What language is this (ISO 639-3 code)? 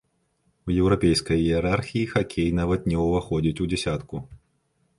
bel